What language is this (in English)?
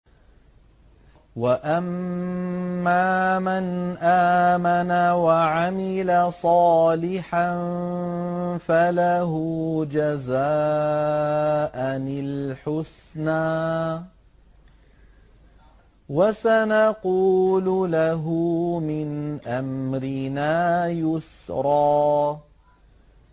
Arabic